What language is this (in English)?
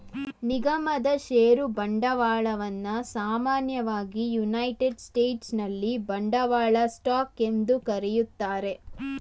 Kannada